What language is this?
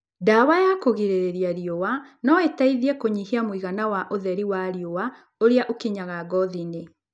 Kikuyu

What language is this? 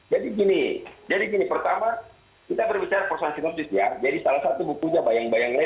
Indonesian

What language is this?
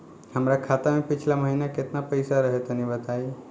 Bhojpuri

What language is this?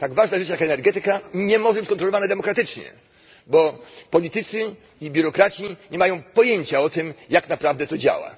Polish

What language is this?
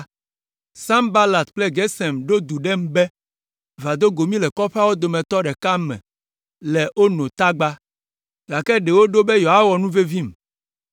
Ewe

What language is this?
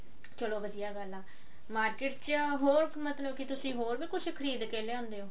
Punjabi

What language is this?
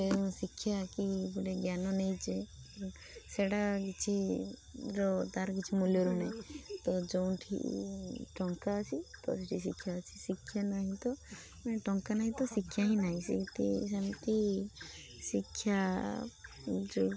Odia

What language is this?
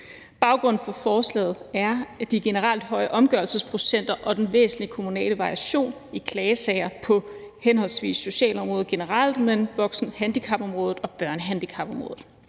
Danish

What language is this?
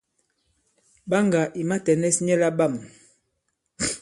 Bankon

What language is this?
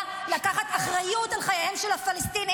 Hebrew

